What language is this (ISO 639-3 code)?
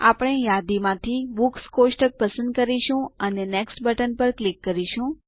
guj